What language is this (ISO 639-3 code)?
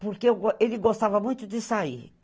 por